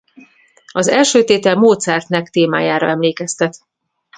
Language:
Hungarian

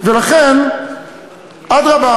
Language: Hebrew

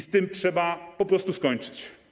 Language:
Polish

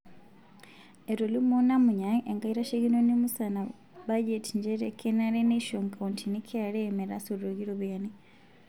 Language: Masai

